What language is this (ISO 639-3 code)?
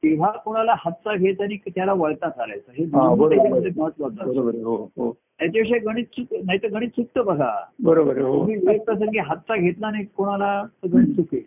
mar